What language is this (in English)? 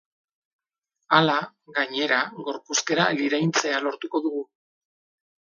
Basque